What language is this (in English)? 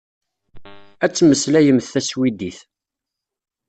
Kabyle